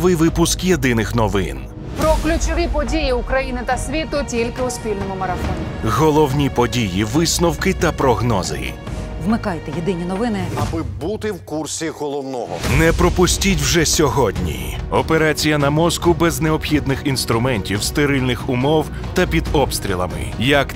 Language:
Ukrainian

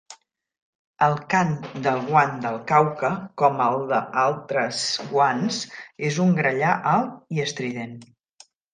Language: Catalan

